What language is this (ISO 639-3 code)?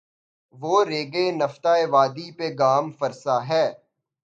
urd